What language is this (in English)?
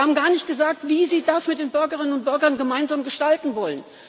German